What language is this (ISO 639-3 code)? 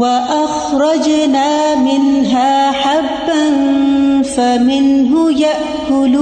urd